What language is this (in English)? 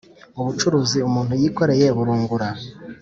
Kinyarwanda